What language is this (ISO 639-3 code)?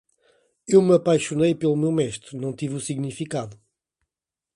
por